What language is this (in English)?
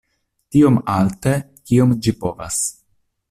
Esperanto